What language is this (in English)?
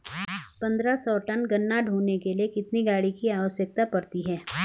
Hindi